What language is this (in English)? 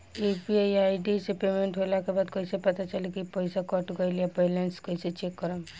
Bhojpuri